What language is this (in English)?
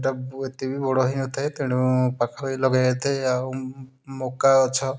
Odia